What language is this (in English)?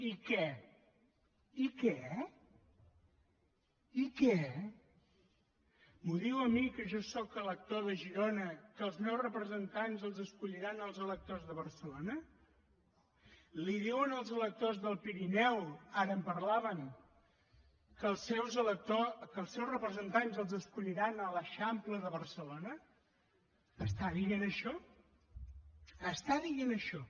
Catalan